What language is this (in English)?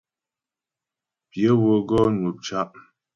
Ghomala